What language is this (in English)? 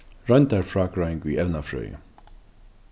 Faroese